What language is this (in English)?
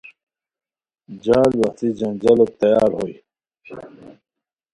Khowar